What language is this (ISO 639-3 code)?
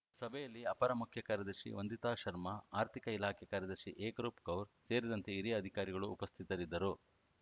kan